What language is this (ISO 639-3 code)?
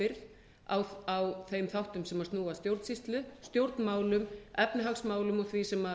isl